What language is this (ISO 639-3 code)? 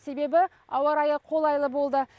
kaz